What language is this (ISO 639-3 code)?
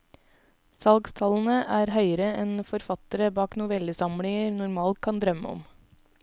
nor